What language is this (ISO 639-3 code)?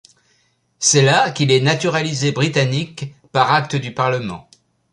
fra